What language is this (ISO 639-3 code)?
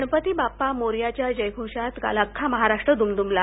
mar